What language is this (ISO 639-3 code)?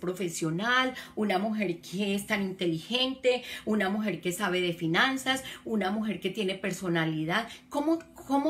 spa